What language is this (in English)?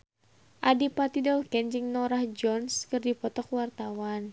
Sundanese